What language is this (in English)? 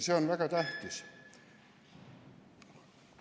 Estonian